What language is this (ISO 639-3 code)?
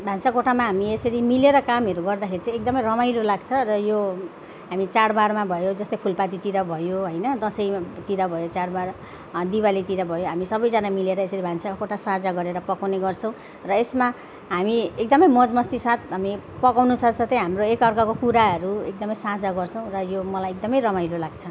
nep